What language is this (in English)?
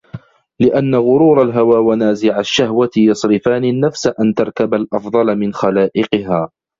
Arabic